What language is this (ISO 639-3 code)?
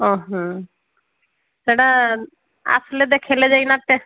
ori